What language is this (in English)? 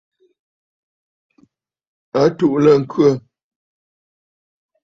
Bafut